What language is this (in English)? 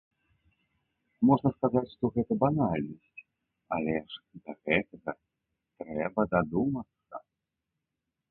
Belarusian